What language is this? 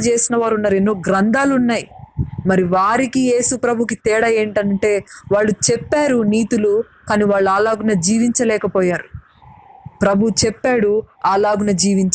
Telugu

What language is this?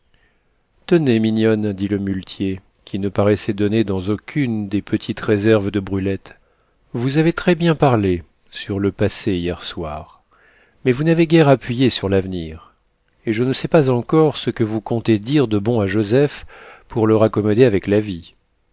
French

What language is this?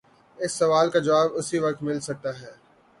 Urdu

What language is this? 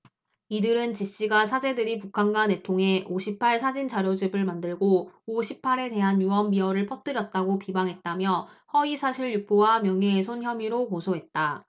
Korean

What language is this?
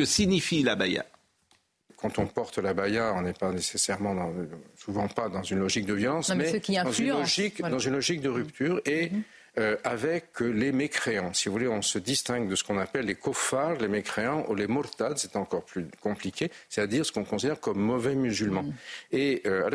French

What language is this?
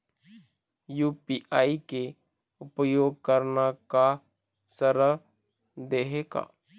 Chhattisgarhi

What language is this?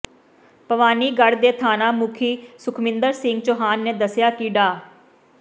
Punjabi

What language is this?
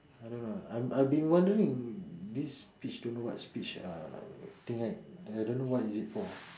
English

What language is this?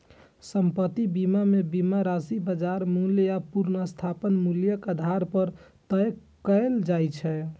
Maithili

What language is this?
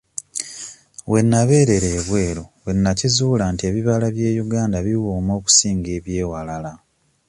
Ganda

